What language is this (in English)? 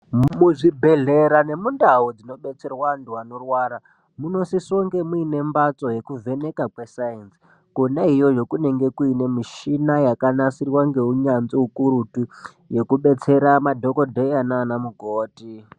Ndau